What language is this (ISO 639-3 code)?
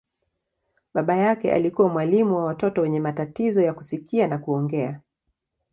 swa